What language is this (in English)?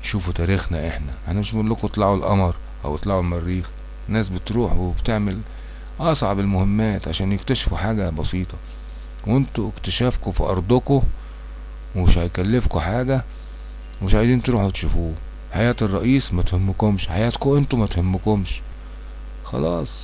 Arabic